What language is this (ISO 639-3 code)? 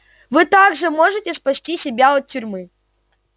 rus